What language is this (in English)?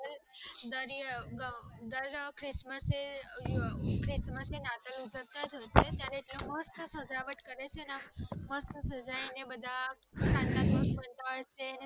Gujarati